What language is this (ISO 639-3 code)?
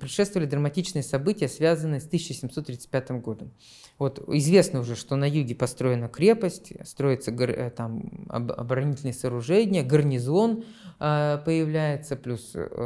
rus